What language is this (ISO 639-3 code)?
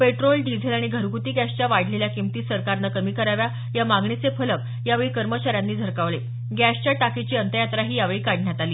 mar